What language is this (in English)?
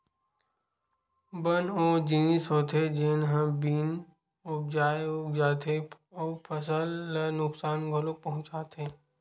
Chhattisgarhi